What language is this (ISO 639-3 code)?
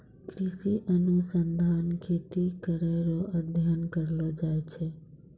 mai